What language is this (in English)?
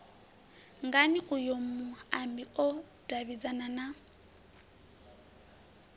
Venda